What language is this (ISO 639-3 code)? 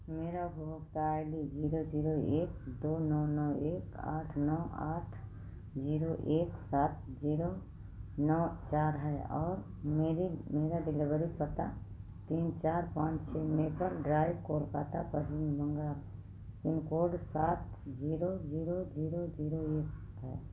hin